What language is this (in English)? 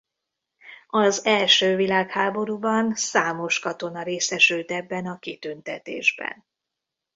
Hungarian